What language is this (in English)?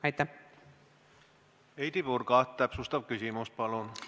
Estonian